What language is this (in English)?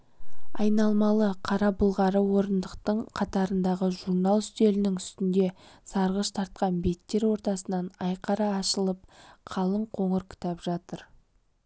Kazakh